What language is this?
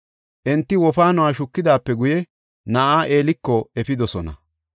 Gofa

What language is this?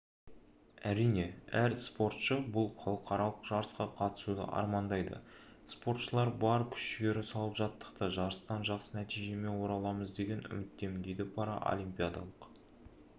Kazakh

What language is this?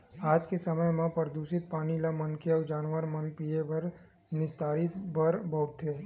Chhattisgarhi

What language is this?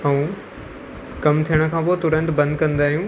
Sindhi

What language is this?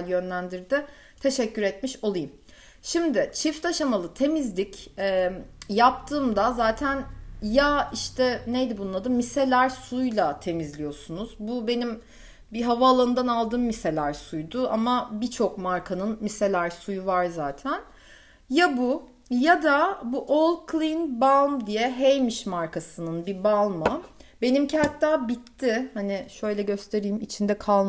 Turkish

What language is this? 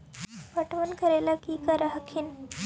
Magahi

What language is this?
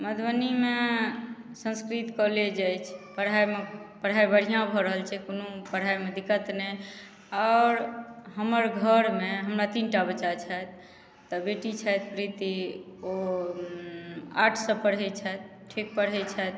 Maithili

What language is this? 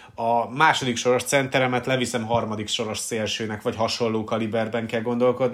Hungarian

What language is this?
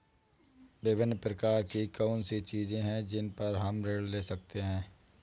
Hindi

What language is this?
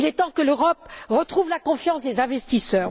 French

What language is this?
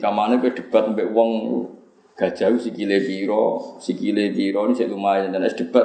Indonesian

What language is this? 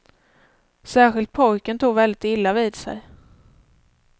Swedish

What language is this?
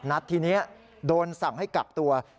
Thai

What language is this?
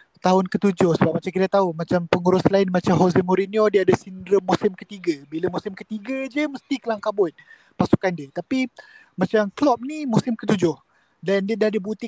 Malay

